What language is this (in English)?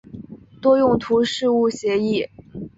Chinese